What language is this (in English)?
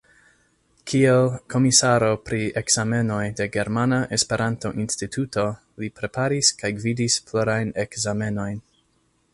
Esperanto